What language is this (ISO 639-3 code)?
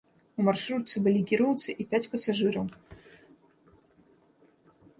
bel